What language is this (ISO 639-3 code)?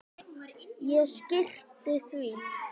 isl